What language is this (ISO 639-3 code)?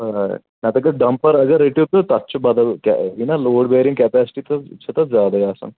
kas